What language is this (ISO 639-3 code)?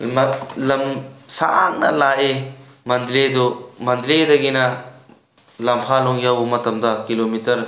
mni